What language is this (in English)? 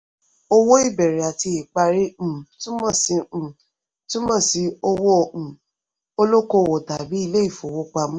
Yoruba